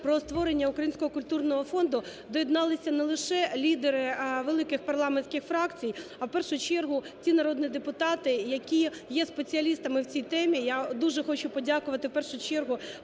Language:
Ukrainian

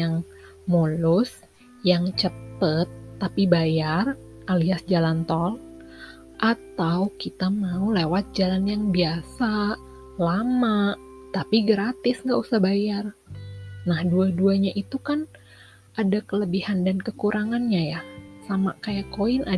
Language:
Indonesian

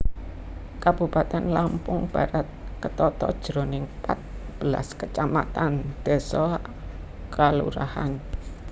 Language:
Javanese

